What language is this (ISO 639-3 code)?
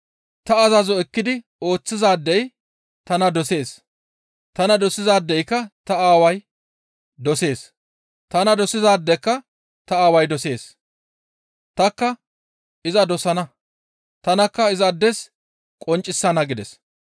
gmv